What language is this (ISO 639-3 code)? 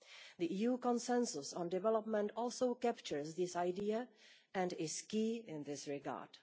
eng